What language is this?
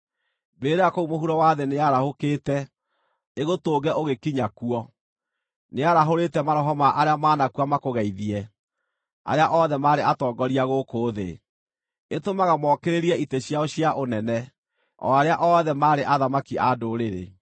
Kikuyu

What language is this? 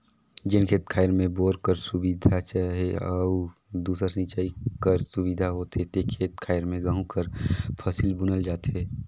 Chhattisgarhi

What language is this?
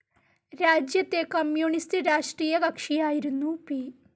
Malayalam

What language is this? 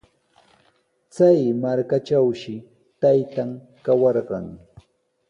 Sihuas Ancash Quechua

